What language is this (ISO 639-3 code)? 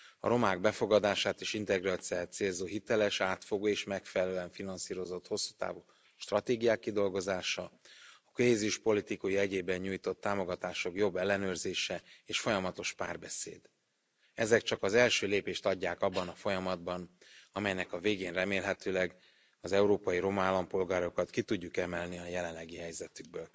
hun